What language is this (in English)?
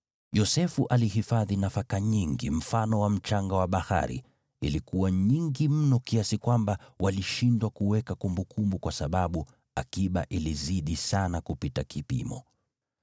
Swahili